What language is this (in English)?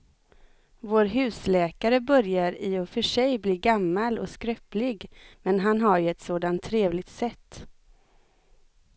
Swedish